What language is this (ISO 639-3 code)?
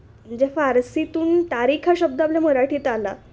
mar